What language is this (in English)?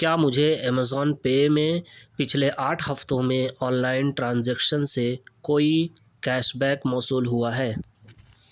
Urdu